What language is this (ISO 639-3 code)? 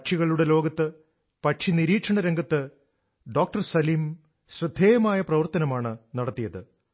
mal